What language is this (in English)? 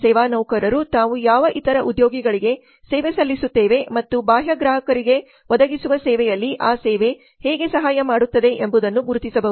Kannada